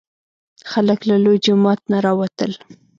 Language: Pashto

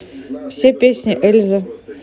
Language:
Russian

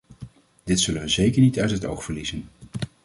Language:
Dutch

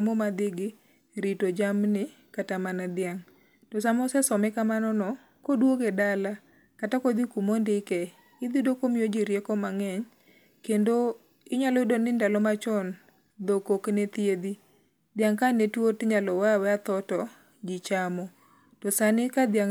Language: Luo (Kenya and Tanzania)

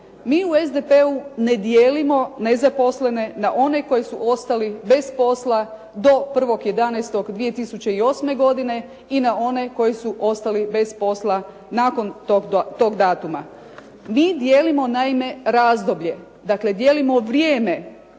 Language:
Croatian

